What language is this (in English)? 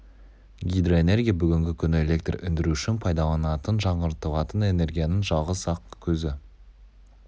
Kazakh